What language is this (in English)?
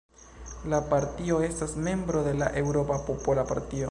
Esperanto